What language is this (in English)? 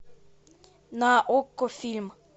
Russian